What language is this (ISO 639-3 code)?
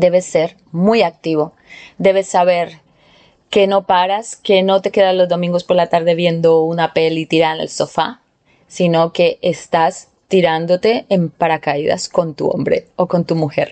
spa